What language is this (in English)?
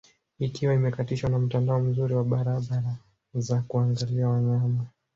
Swahili